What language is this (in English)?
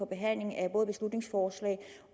Danish